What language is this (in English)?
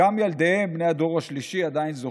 Hebrew